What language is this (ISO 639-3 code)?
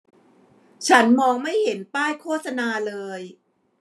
tha